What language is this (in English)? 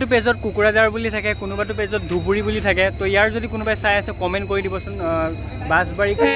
English